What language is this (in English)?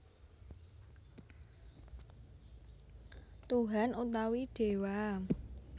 Javanese